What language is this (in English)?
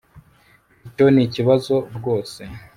Kinyarwanda